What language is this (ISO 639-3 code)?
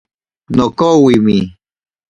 prq